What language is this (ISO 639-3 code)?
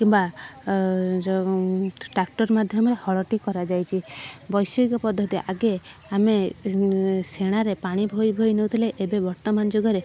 ori